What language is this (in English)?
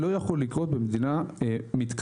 Hebrew